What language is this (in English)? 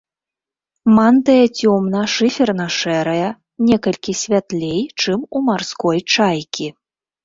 Belarusian